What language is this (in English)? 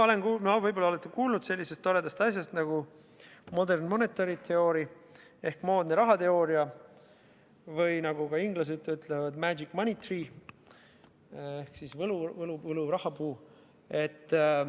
Estonian